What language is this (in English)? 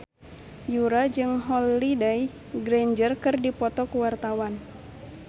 Sundanese